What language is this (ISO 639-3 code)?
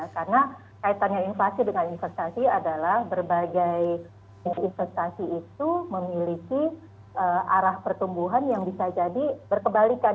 ind